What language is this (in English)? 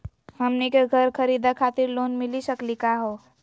Magahi